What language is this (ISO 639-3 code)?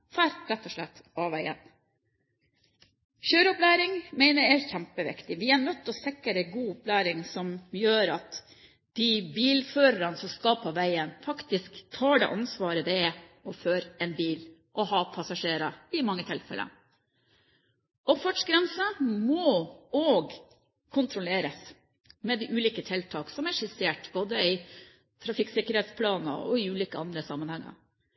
nob